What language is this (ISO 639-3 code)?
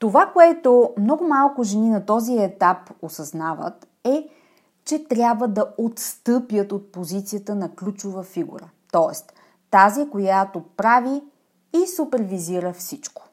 bul